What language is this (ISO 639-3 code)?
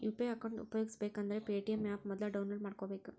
kan